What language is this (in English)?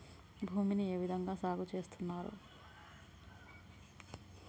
Telugu